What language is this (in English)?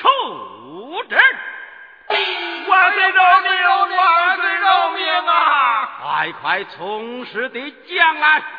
Chinese